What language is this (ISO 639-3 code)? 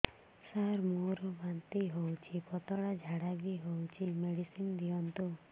ori